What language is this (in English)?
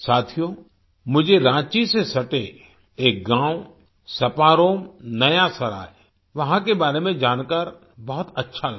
Hindi